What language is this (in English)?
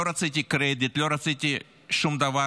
Hebrew